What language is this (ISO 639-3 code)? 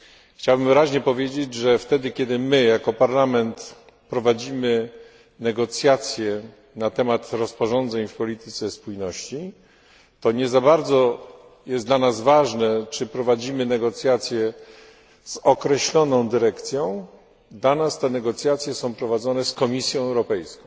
pol